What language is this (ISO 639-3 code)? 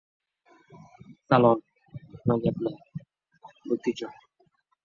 uzb